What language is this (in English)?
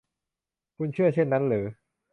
Thai